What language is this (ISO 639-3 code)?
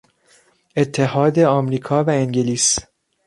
fas